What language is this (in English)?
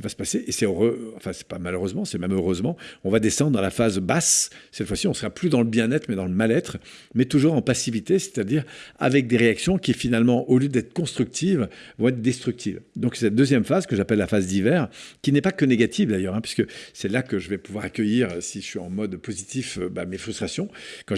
French